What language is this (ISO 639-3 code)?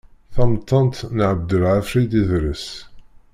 kab